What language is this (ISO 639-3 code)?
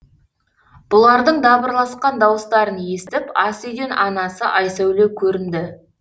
kaz